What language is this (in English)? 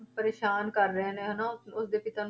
Punjabi